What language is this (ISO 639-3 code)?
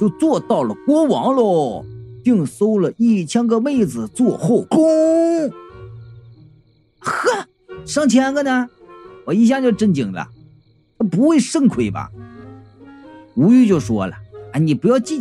zho